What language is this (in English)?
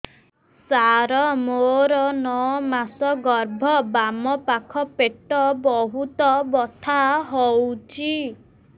Odia